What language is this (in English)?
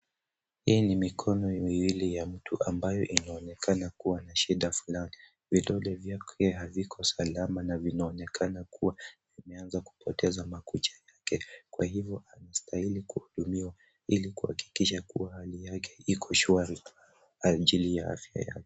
Swahili